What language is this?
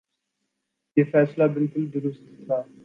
Urdu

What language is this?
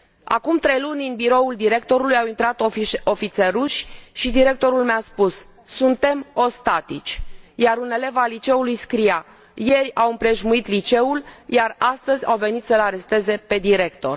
Romanian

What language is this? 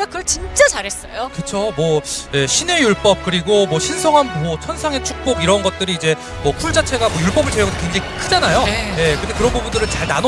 Korean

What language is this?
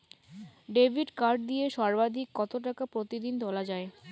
Bangla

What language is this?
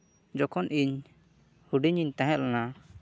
Santali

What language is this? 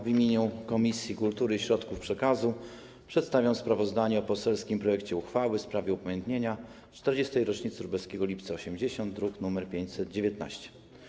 Polish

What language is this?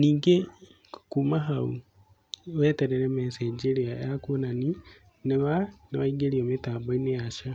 Kikuyu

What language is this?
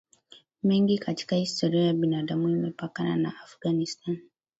Swahili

